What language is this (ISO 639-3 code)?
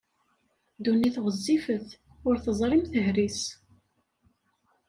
kab